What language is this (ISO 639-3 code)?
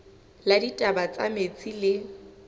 sot